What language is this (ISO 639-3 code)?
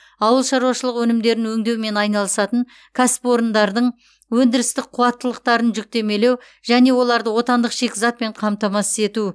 kaz